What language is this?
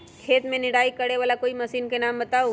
Magahi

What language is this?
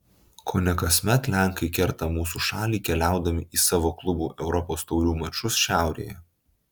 Lithuanian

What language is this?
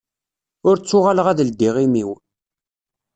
Kabyle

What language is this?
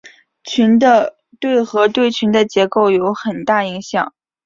Chinese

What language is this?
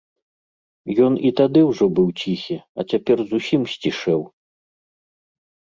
Belarusian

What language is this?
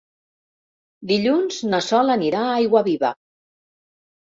Catalan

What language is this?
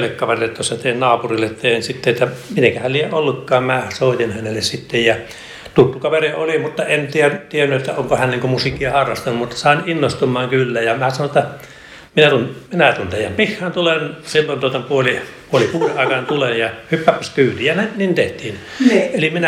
Finnish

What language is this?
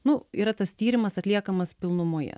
Lithuanian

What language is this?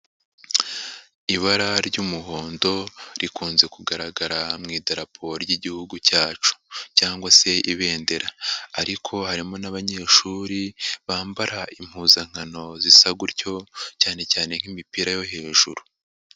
Kinyarwanda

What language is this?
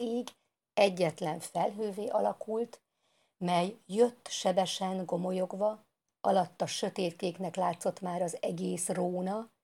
Hungarian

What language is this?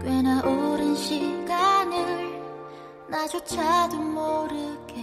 Korean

